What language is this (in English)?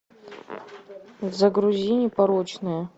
Russian